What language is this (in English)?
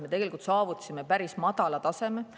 Estonian